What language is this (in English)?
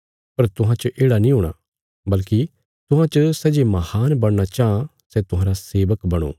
Bilaspuri